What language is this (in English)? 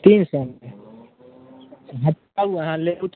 Maithili